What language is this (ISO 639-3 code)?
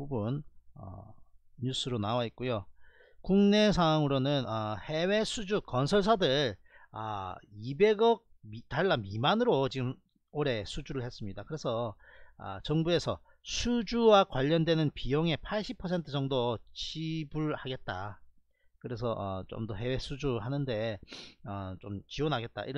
kor